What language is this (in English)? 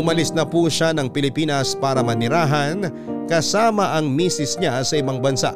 Filipino